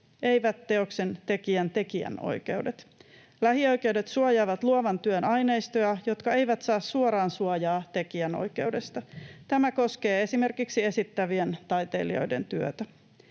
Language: Finnish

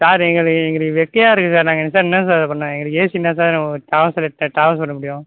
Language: Tamil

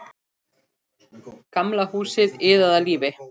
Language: Icelandic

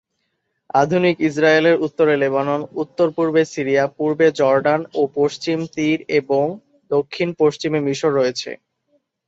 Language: Bangla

